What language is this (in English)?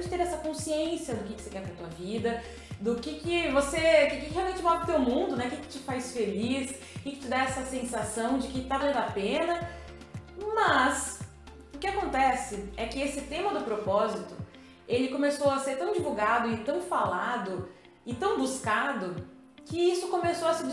Portuguese